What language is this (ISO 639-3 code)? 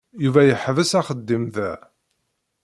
kab